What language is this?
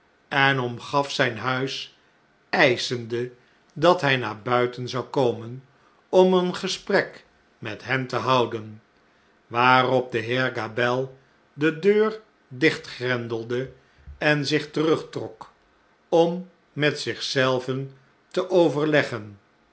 Dutch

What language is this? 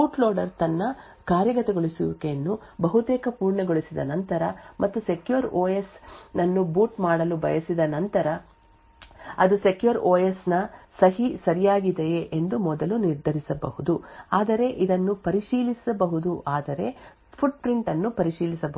Kannada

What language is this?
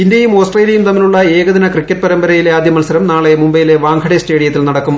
Malayalam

